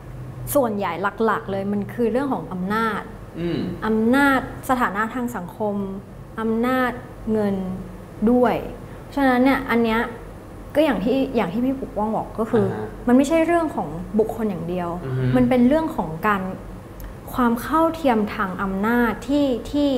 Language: Thai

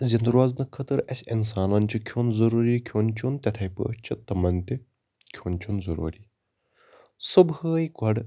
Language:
Kashmiri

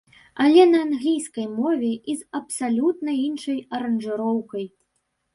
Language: Belarusian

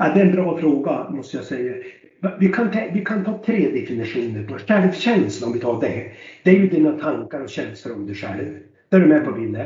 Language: Swedish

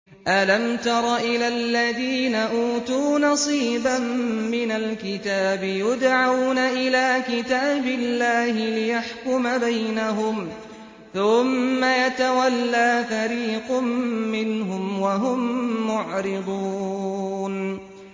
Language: Arabic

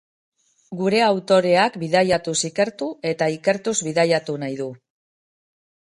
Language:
Basque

